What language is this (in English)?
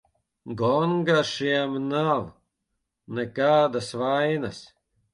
Latvian